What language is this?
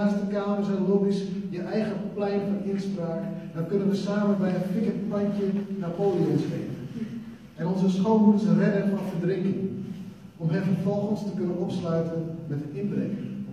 Dutch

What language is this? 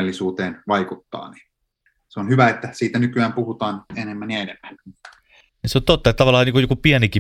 Finnish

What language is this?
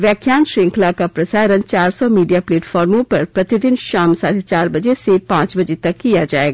Hindi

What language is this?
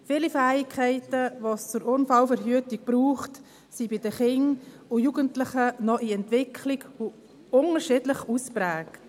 Swiss German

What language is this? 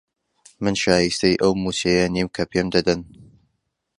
Central Kurdish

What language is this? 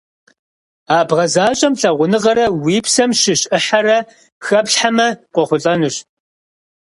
Kabardian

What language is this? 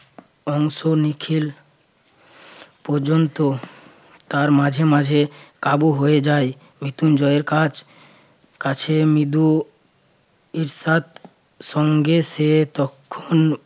Bangla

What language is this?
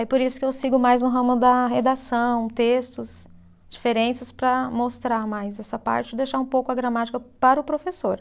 Portuguese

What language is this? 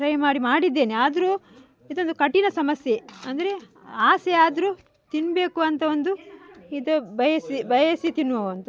Kannada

